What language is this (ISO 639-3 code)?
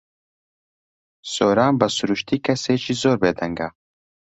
ckb